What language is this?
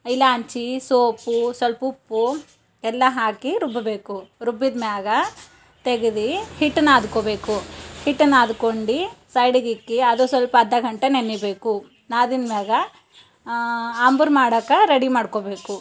Kannada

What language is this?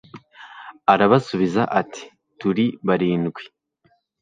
Kinyarwanda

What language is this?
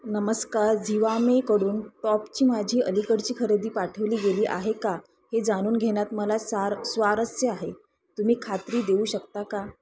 Marathi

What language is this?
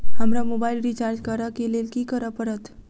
Maithili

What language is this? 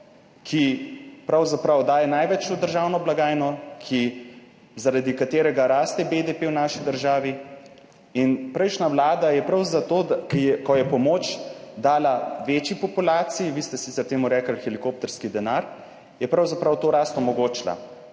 Slovenian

